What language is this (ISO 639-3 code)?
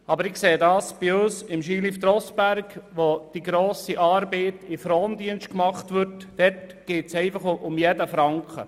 gsw